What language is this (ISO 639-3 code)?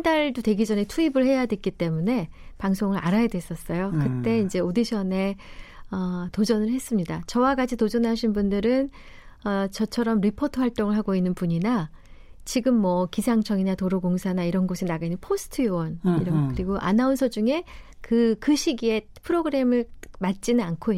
kor